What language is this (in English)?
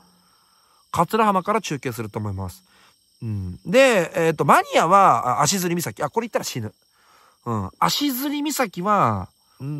Japanese